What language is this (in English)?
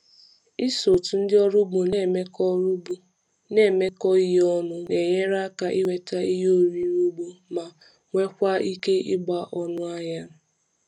Igbo